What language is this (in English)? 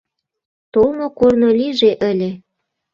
Mari